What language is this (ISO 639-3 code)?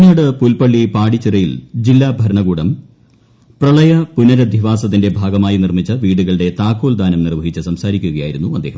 mal